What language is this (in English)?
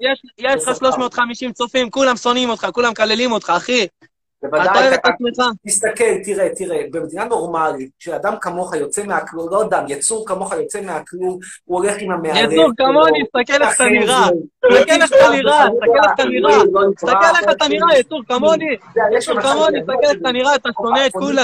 Hebrew